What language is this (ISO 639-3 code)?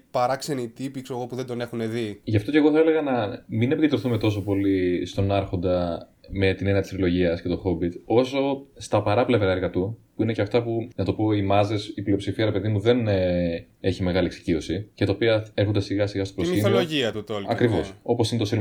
ell